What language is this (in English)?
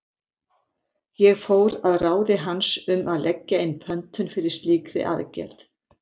Icelandic